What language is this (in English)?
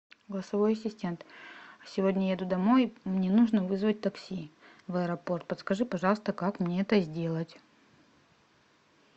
Russian